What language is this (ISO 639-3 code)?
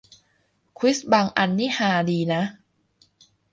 tha